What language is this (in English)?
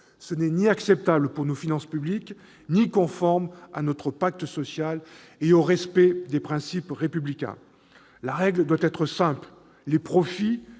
French